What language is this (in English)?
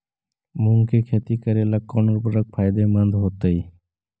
Magahi